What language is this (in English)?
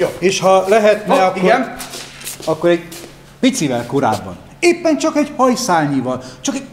Hungarian